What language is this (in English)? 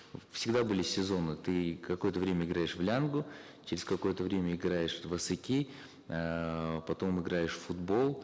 Kazakh